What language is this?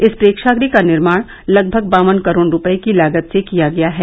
Hindi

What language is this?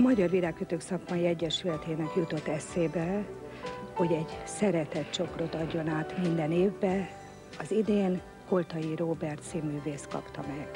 Hungarian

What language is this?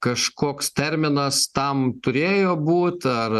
Lithuanian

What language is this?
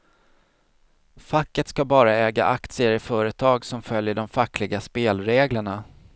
Swedish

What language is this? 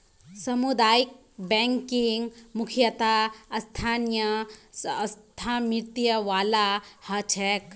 Magahi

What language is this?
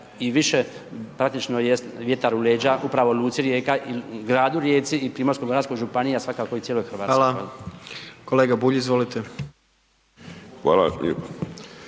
Croatian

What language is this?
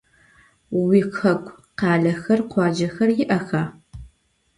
Adyghe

